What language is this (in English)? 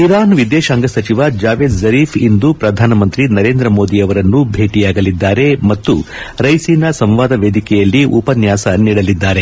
Kannada